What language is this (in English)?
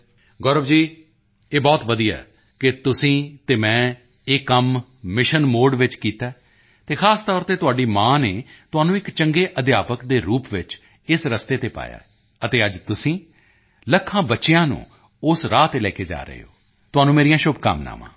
Punjabi